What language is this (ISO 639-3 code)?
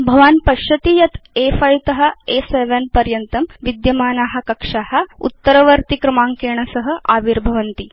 san